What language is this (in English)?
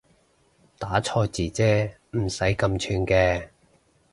Cantonese